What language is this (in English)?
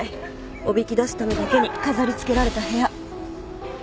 Japanese